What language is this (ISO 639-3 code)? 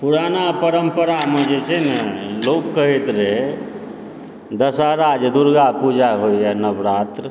mai